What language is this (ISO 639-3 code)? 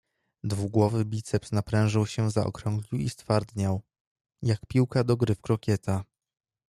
pol